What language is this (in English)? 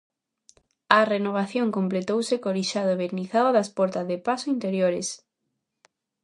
Galician